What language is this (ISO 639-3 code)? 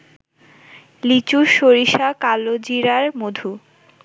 ben